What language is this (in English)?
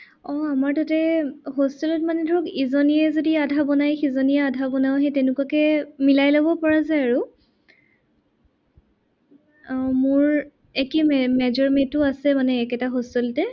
Assamese